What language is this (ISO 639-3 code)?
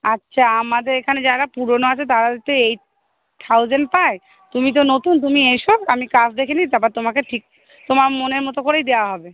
ben